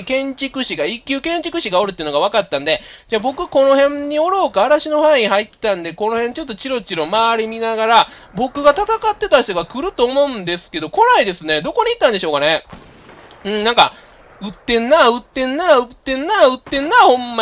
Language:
Japanese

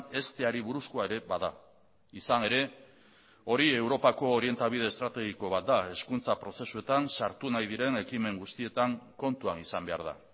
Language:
Basque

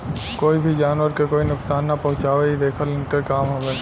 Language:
Bhojpuri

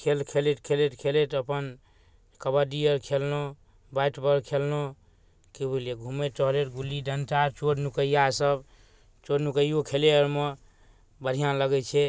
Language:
Maithili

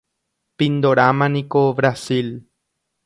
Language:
Guarani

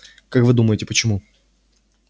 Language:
Russian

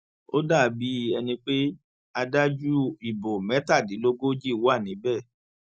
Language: Yoruba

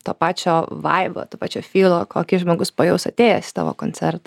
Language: Lithuanian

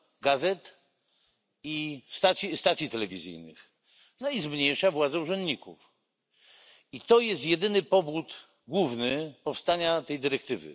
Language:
Polish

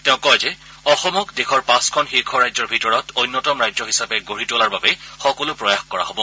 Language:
Assamese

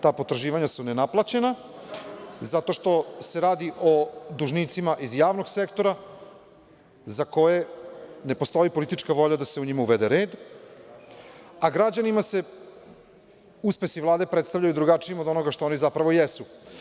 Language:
Serbian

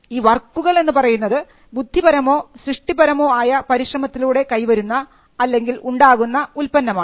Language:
Malayalam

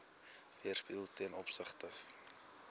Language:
Afrikaans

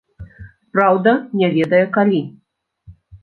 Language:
Belarusian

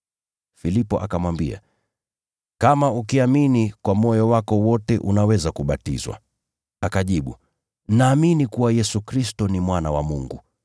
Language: Swahili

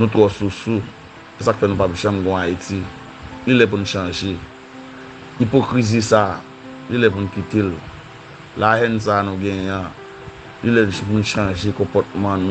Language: French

